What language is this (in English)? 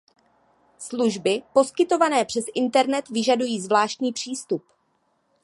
Czech